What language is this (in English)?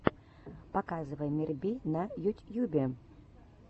Russian